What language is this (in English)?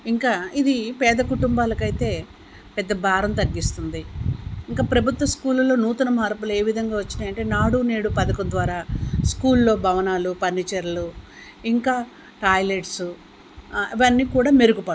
Telugu